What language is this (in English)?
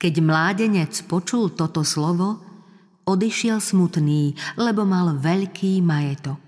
Slovak